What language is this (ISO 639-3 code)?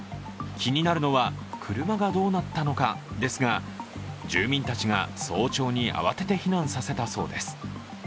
jpn